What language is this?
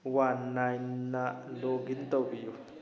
Manipuri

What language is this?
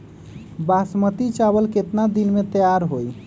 Magahi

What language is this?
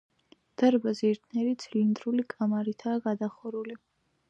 Georgian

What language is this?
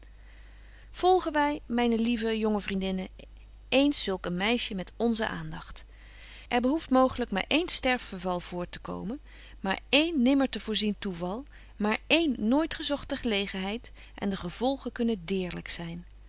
Dutch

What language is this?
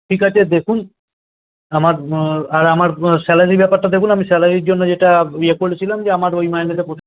Bangla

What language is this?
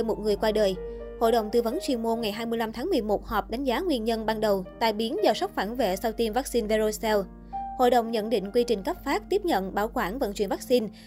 Vietnamese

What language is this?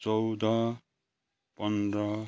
Nepali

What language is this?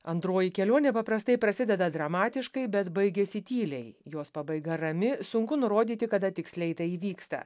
Lithuanian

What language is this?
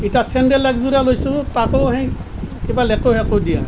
Assamese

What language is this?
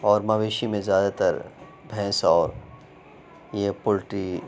Urdu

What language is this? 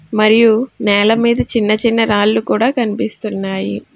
Telugu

